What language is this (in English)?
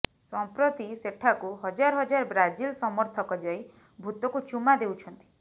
Odia